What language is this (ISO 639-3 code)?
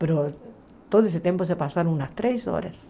por